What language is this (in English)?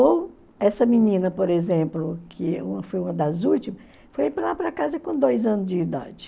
Portuguese